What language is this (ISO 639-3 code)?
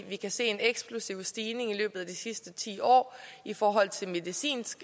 dan